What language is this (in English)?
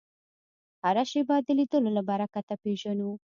Pashto